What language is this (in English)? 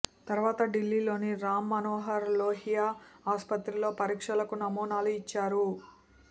Telugu